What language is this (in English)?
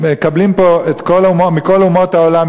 Hebrew